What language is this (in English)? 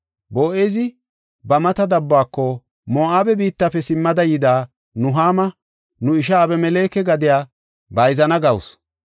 Gofa